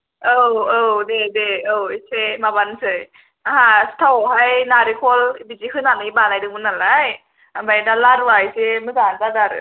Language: Bodo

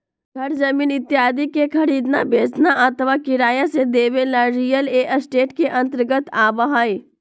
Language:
Magahi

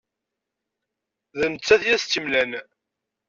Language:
Kabyle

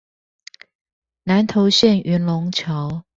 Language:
Chinese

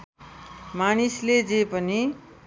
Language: Nepali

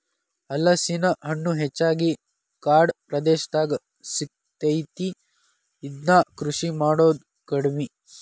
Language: Kannada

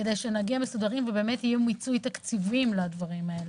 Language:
Hebrew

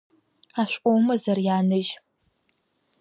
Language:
Abkhazian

